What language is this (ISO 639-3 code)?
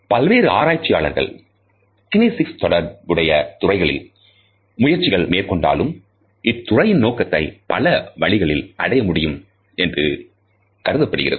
tam